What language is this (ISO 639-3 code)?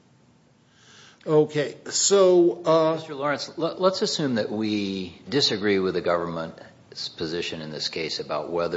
eng